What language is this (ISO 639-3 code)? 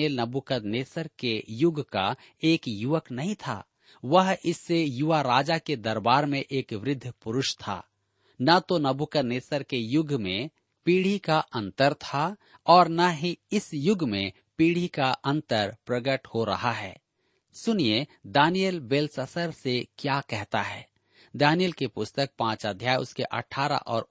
hin